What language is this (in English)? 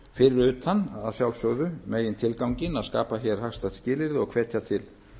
Icelandic